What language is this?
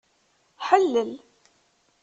Kabyle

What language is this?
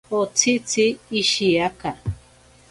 Ashéninka Perené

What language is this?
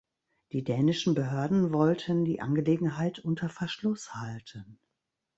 German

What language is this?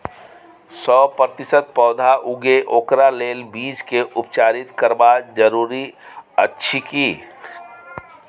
Maithili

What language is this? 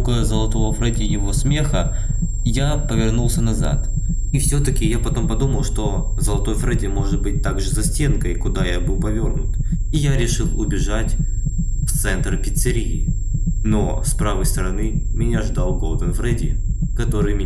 Russian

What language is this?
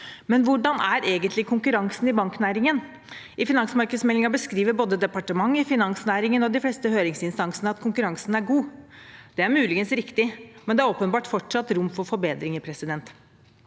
Norwegian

